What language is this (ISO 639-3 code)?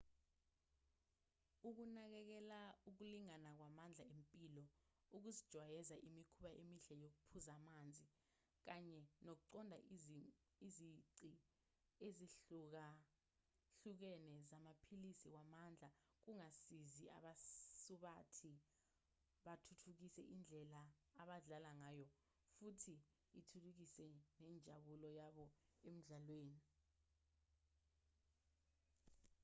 zul